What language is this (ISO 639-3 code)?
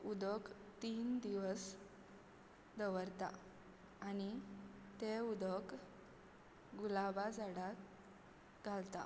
kok